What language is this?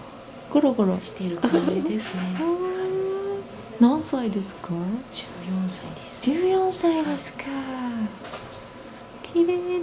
Japanese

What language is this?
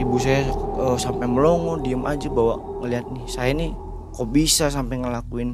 Indonesian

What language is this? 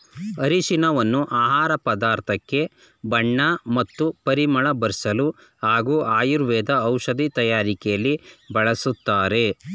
Kannada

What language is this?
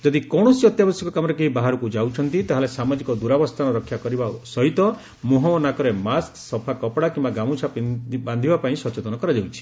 Odia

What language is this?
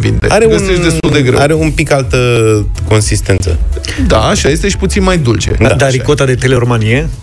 Romanian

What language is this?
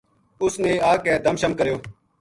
Gujari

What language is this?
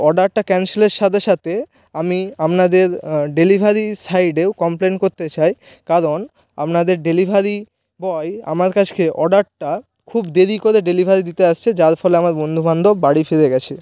Bangla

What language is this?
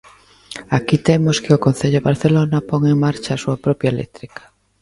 Galician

